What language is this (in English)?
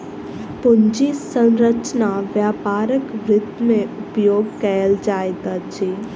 Maithili